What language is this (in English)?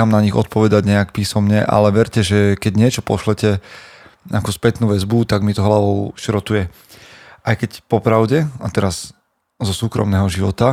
Slovak